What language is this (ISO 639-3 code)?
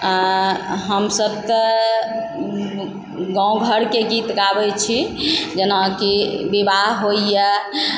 mai